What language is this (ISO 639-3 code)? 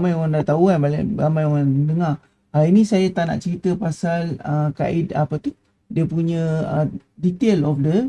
msa